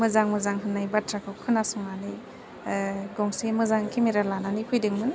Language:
Bodo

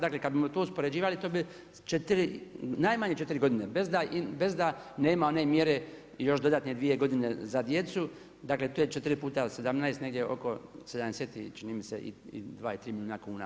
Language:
Croatian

